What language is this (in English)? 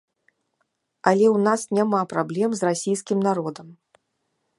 Belarusian